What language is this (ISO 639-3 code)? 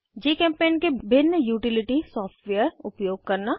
hin